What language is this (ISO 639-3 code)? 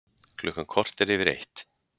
isl